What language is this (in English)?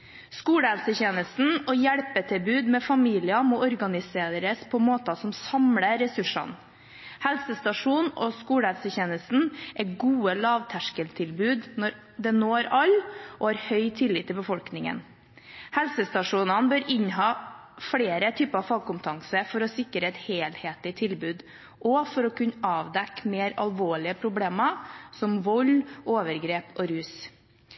Norwegian Bokmål